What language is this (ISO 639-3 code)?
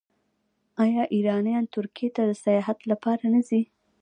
pus